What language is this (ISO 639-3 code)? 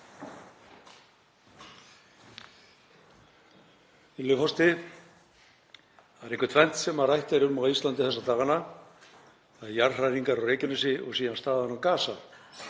isl